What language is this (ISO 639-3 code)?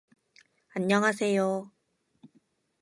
kor